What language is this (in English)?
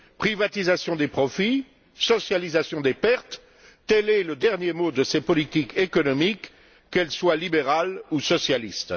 French